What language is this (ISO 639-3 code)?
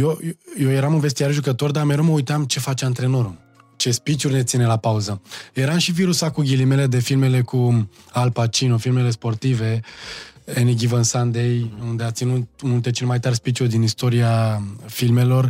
ron